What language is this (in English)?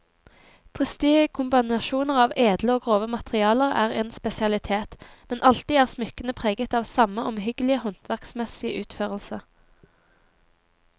Norwegian